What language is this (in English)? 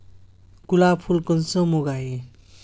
Magahi